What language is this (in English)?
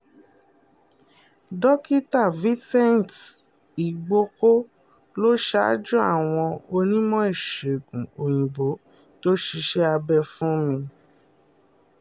Yoruba